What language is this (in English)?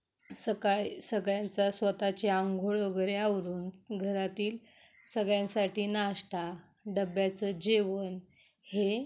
Marathi